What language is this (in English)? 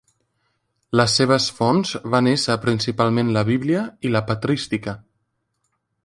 Catalan